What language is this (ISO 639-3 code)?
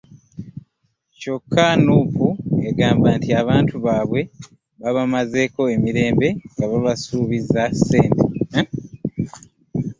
lug